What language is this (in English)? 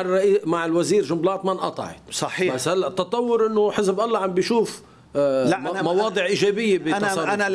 Arabic